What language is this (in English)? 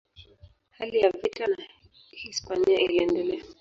Swahili